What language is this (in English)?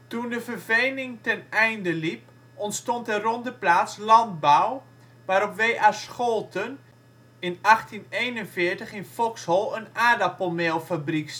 Dutch